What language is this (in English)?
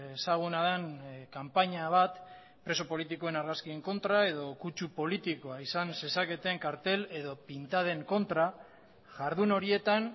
Basque